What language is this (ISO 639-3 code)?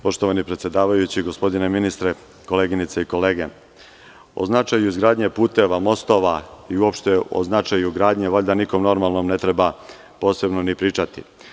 srp